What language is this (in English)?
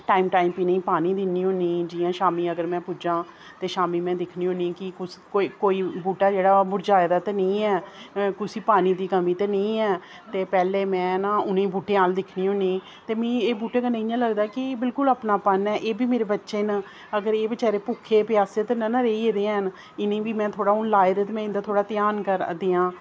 Dogri